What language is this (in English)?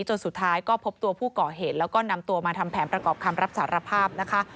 Thai